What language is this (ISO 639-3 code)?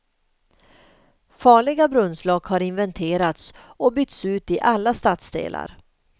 swe